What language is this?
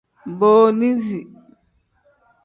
Tem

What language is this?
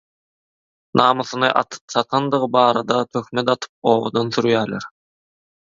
Turkmen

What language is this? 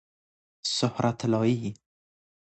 Persian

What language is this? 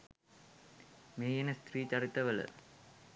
Sinhala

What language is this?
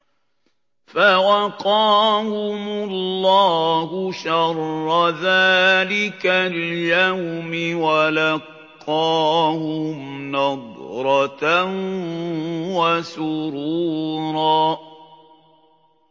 Arabic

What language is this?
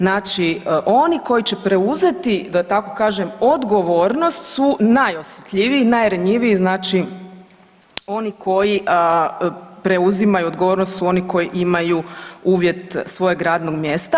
Croatian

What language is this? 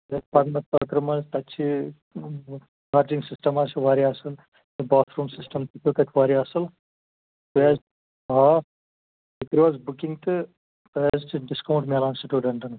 Kashmiri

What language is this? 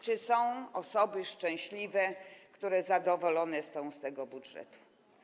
Polish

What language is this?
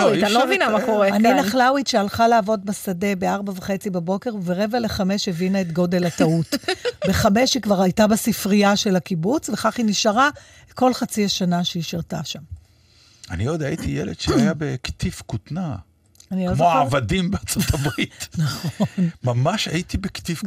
Hebrew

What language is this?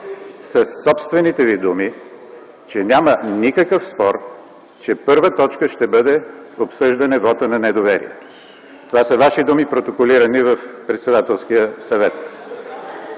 Bulgarian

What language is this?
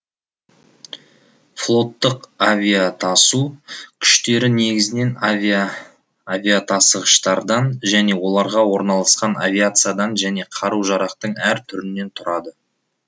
Kazakh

